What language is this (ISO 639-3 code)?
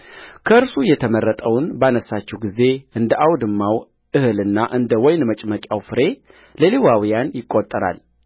amh